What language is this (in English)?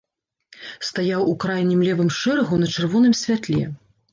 Belarusian